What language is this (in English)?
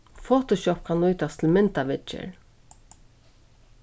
Faroese